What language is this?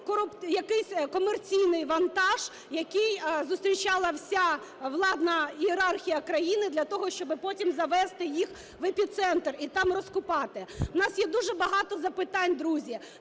Ukrainian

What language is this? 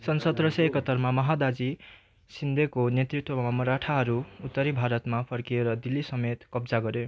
Nepali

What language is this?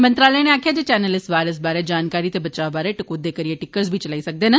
Dogri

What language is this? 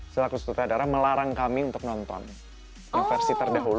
Indonesian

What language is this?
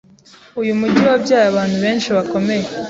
Kinyarwanda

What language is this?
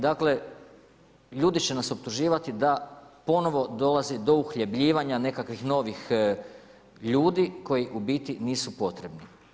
Croatian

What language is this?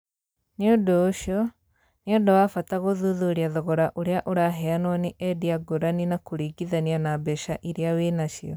Kikuyu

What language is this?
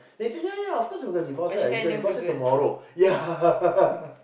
English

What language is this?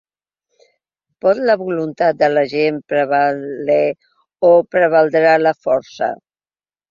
Catalan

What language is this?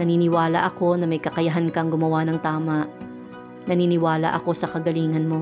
Filipino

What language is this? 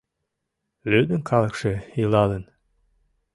Mari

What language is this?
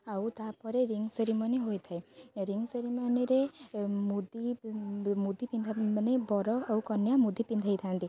Odia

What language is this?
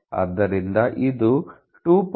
Kannada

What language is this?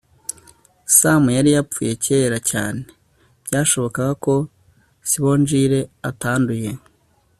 Kinyarwanda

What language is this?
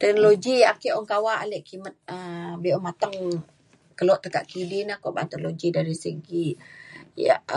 Mainstream Kenyah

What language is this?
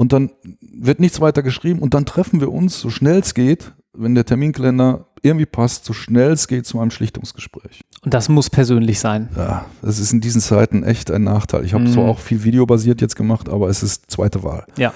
German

